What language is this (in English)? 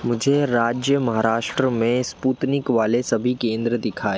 Hindi